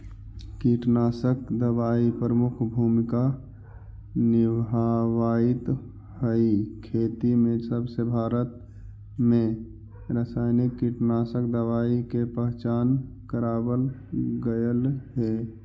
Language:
Magahi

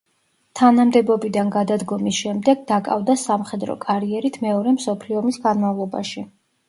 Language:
Georgian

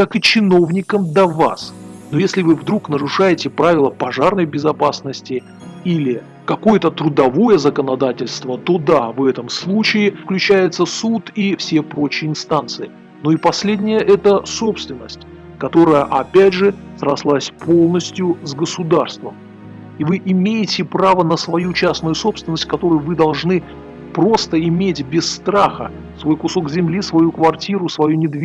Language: Russian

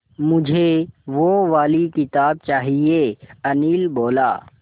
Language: Hindi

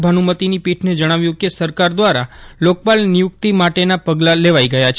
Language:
Gujarati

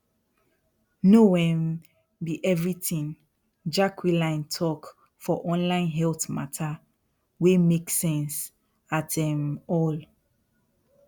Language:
Nigerian Pidgin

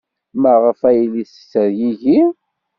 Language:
Kabyle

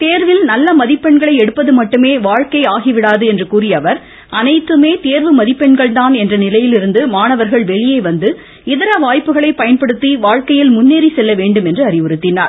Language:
Tamil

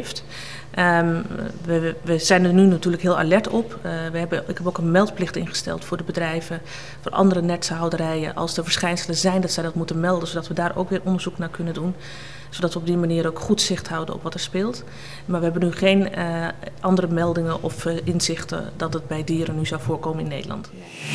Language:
Dutch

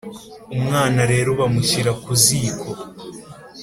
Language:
Kinyarwanda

